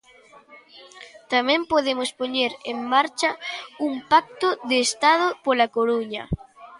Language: Galician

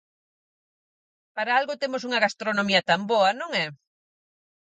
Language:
Galician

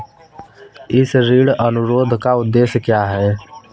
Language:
Hindi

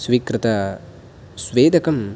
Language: Sanskrit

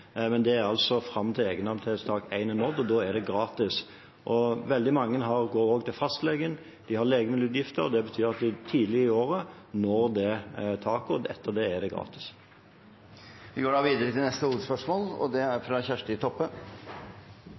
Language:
Norwegian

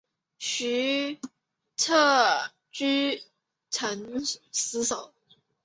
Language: Chinese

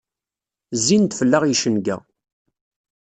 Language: Kabyle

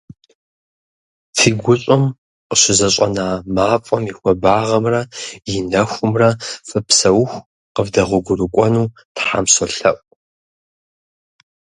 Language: Kabardian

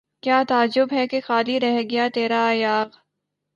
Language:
Urdu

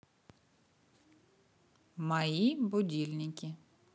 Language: Russian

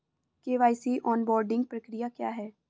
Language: Hindi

